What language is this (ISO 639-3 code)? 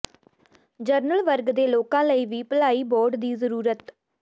pan